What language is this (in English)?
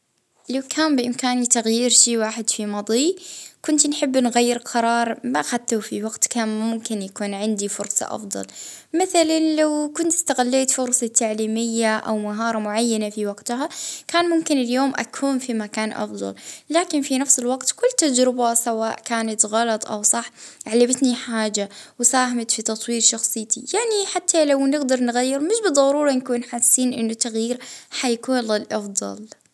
Libyan Arabic